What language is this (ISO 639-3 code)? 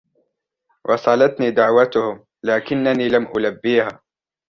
ara